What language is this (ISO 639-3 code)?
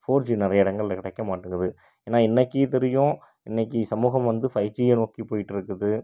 tam